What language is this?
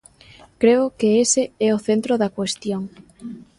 Galician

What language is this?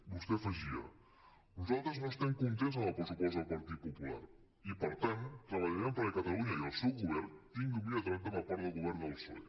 Catalan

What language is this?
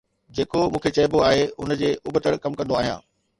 Sindhi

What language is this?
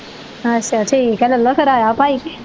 Punjabi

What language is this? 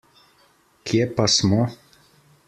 Slovenian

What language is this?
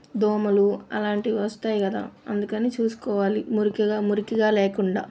Telugu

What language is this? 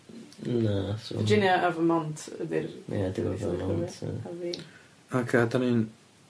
Welsh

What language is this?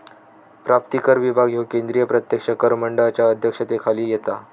Marathi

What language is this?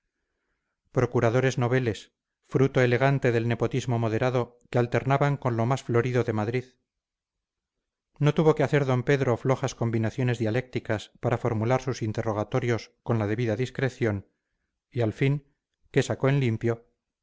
Spanish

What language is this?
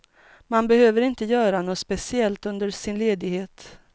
Swedish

